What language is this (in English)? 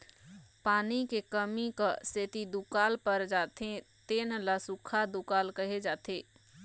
Chhattisgarhi